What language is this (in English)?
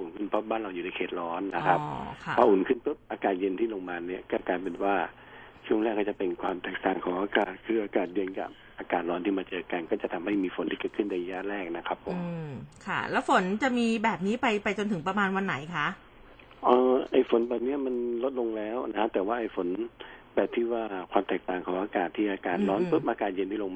Thai